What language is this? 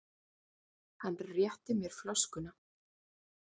Icelandic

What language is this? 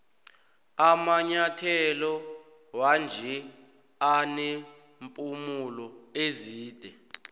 South Ndebele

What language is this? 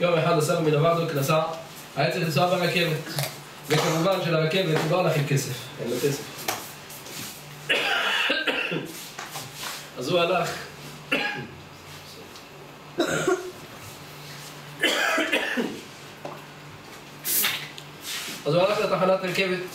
Hebrew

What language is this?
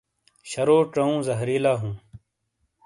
Shina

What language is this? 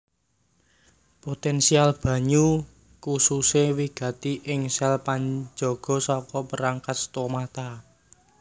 Javanese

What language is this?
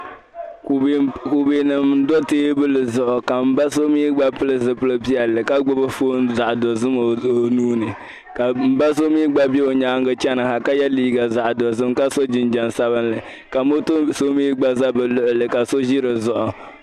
Dagbani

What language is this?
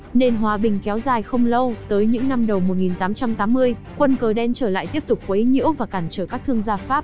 Vietnamese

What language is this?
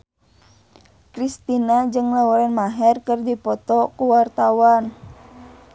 Sundanese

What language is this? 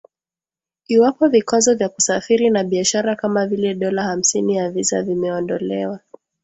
Swahili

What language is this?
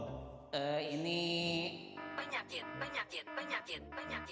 Indonesian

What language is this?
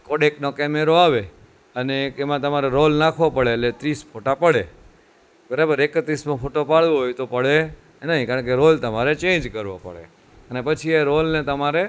Gujarati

